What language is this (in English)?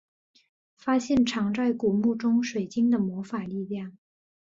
Chinese